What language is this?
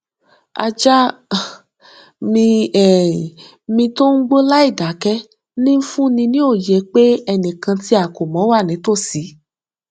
Yoruba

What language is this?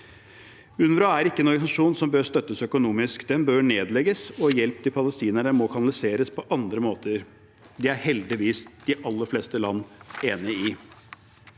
Norwegian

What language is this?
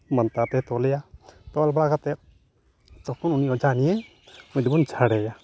Santali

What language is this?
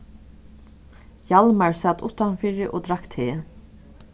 Faroese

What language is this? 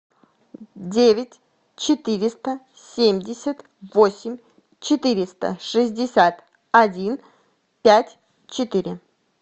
Russian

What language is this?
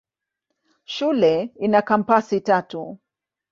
Swahili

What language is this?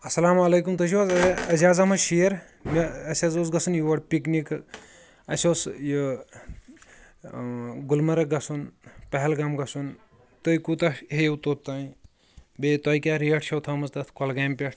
Kashmiri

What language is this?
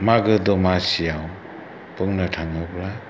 Bodo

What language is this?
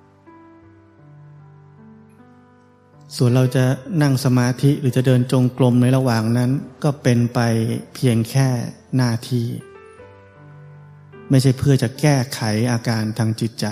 Thai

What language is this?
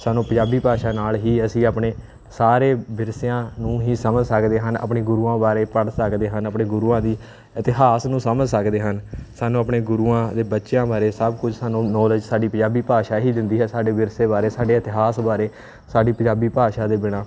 Punjabi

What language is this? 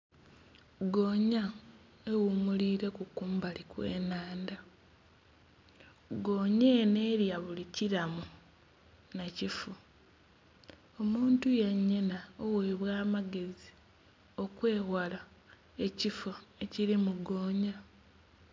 Soga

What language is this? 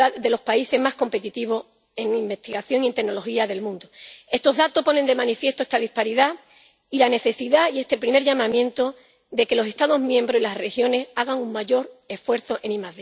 Spanish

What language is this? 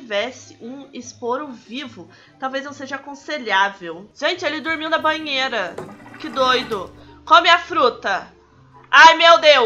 Portuguese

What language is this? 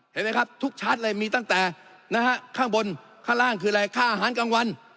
Thai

